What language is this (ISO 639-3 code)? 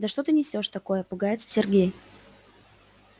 rus